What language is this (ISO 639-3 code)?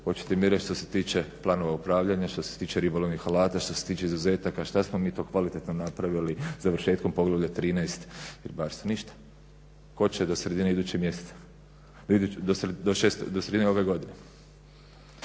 hrv